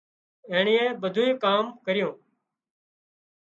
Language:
Wadiyara Koli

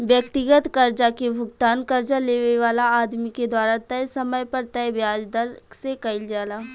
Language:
Bhojpuri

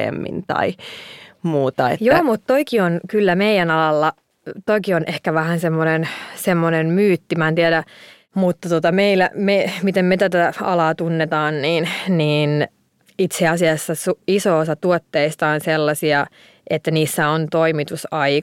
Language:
Finnish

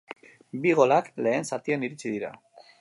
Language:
Basque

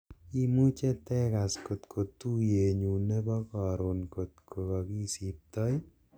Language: Kalenjin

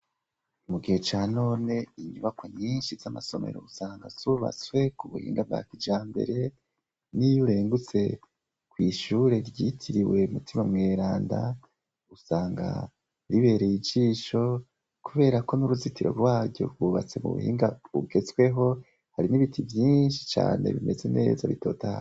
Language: Rundi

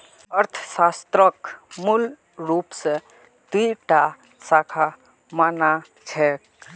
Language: Magahi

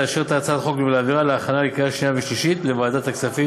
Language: Hebrew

